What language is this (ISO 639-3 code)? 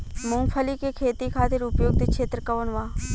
bho